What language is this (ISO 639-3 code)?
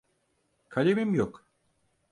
tur